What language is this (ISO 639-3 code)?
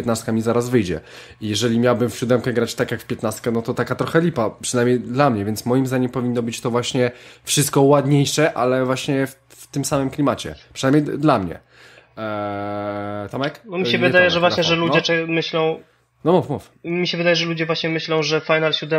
pol